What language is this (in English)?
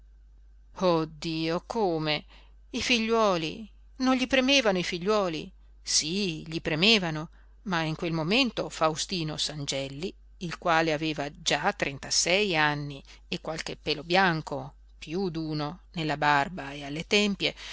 Italian